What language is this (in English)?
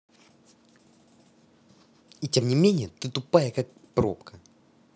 Russian